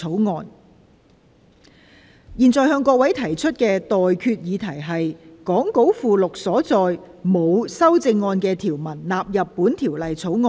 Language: Cantonese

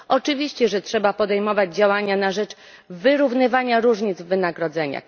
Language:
Polish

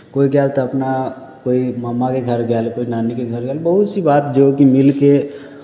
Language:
Maithili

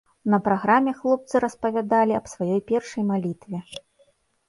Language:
Belarusian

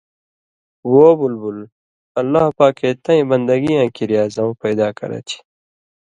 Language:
Indus Kohistani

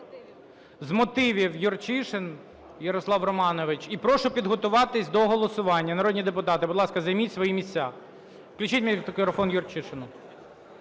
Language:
Ukrainian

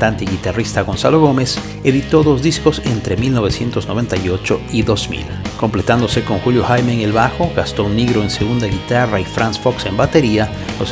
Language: Spanish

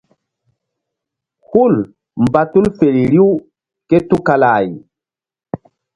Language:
Mbum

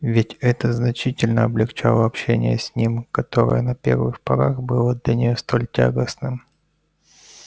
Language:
Russian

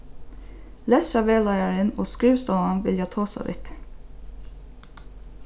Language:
Faroese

